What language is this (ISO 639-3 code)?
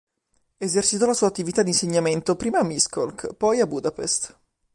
ita